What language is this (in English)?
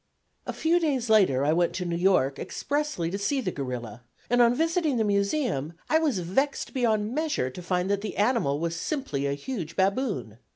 English